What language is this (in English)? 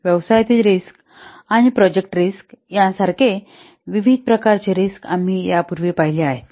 Marathi